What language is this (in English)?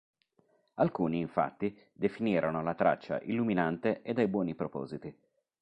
Italian